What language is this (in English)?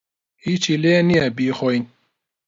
Central Kurdish